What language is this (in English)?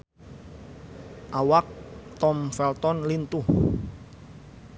Sundanese